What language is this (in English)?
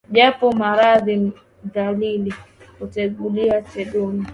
Swahili